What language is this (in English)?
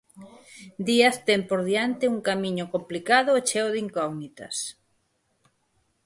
Galician